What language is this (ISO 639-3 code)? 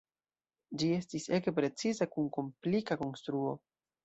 epo